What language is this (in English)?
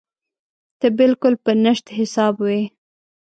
Pashto